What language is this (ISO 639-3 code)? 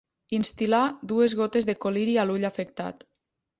cat